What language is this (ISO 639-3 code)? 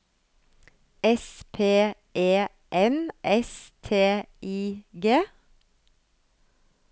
nor